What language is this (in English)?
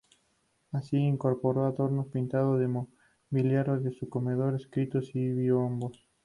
Spanish